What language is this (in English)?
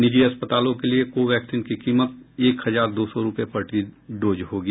Hindi